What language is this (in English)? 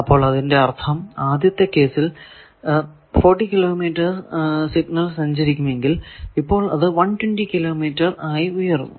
Malayalam